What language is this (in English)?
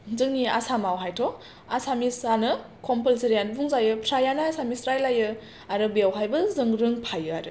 Bodo